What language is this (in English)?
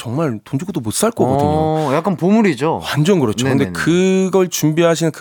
Korean